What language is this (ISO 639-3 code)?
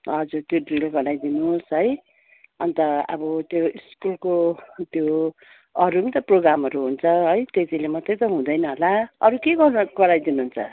nep